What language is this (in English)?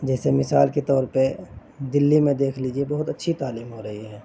Urdu